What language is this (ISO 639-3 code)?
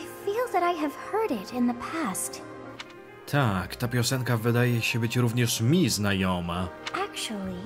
pol